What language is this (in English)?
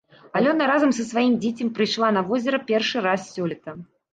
Belarusian